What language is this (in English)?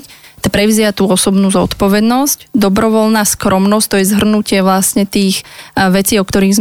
Slovak